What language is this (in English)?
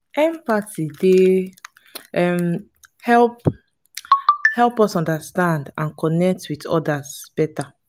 Nigerian Pidgin